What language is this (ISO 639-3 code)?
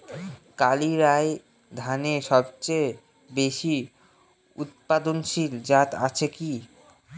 ben